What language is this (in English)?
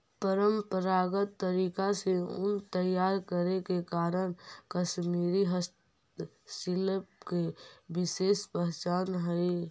Magahi